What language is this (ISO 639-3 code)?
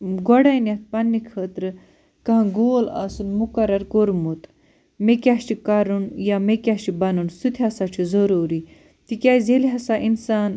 kas